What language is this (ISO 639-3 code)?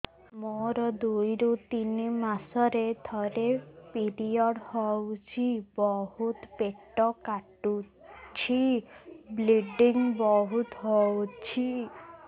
ori